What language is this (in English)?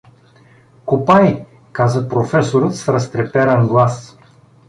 Bulgarian